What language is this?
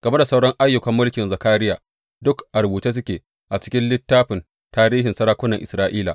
Hausa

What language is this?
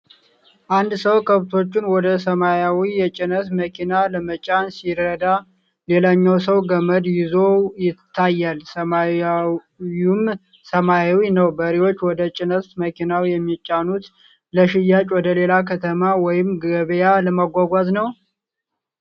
Amharic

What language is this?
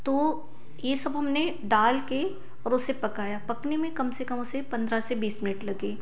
Hindi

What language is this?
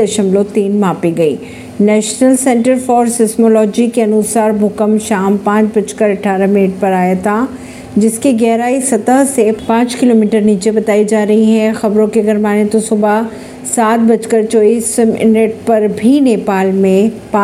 Hindi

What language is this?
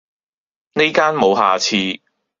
Cantonese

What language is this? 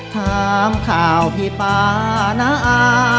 Thai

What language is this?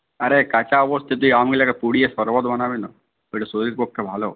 Bangla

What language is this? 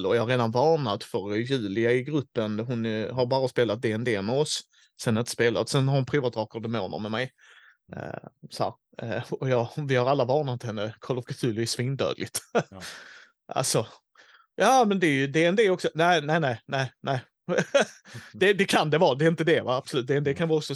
Swedish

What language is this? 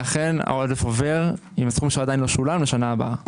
Hebrew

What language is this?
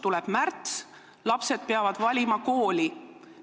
Estonian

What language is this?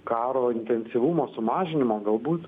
Lithuanian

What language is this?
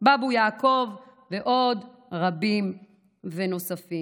Hebrew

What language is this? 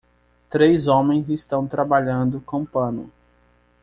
Portuguese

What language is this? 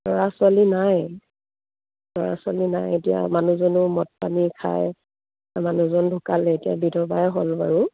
Assamese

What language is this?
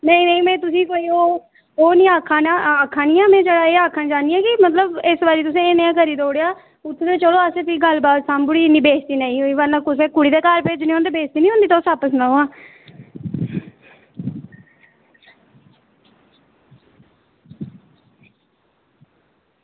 Dogri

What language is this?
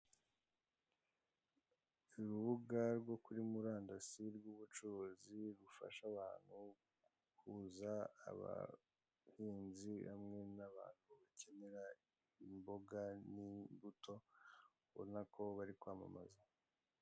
Kinyarwanda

